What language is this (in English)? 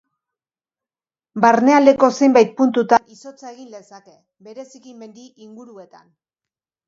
Basque